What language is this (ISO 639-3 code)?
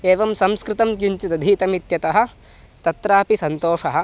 san